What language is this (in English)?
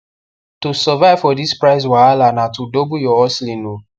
Nigerian Pidgin